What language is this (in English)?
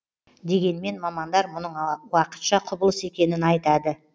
Kazakh